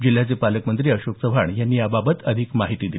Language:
Marathi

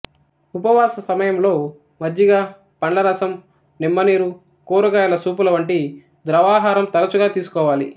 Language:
Telugu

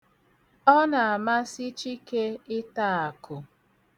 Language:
Igbo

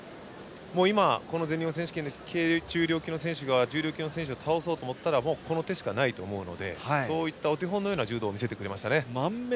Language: Japanese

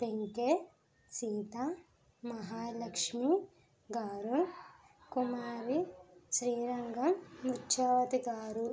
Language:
Telugu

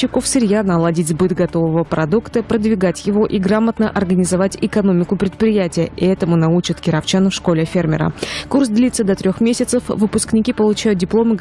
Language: Russian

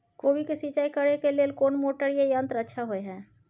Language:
Maithili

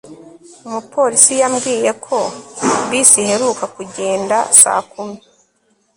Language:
Kinyarwanda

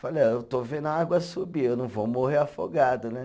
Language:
Portuguese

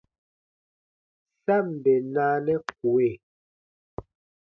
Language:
Baatonum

